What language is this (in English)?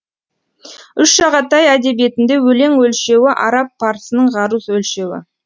Kazakh